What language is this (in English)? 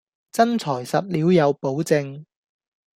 Cantonese